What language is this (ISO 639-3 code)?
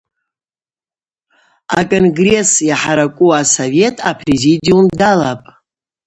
abq